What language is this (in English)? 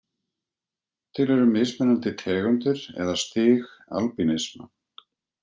Icelandic